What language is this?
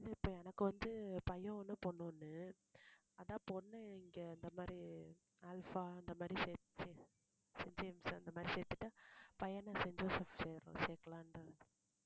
Tamil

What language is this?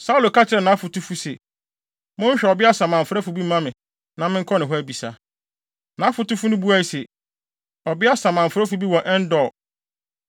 Akan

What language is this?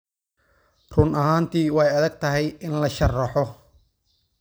Somali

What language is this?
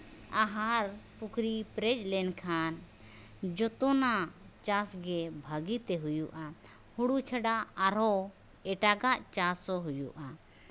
Santali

